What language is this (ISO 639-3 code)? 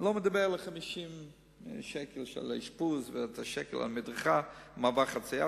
heb